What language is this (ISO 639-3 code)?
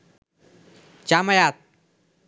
ben